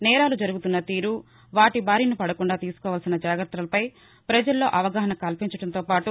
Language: Telugu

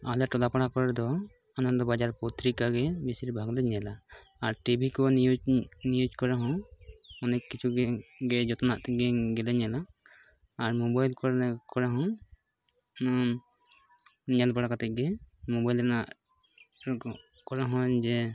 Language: Santali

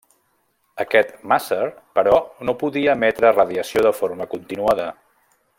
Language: Catalan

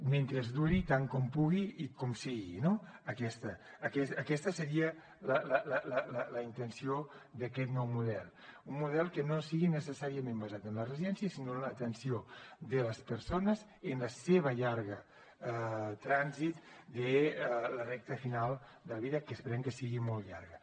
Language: Catalan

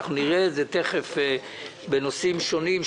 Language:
Hebrew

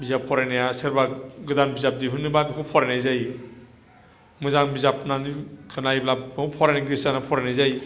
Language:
Bodo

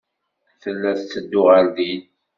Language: Kabyle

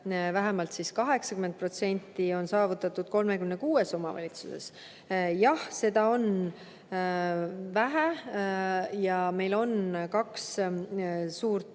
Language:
Estonian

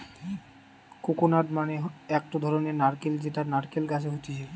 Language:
Bangla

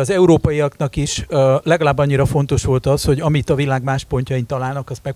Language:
Hungarian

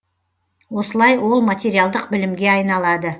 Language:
Kazakh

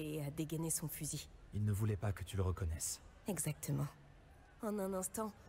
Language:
French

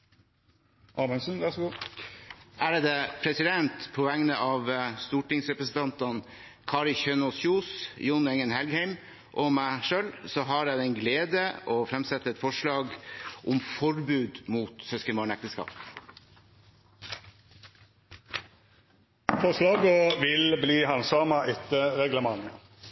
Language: Norwegian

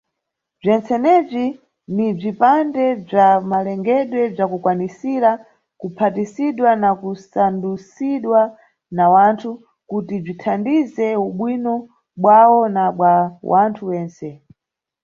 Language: Nyungwe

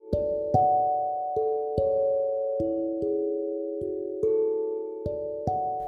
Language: Indonesian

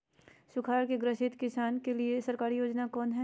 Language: Magahi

